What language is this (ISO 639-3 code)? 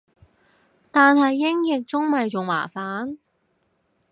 yue